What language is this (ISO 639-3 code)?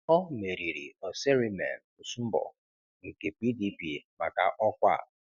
ibo